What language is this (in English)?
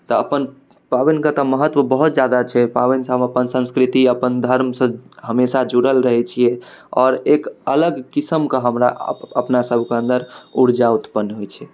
Maithili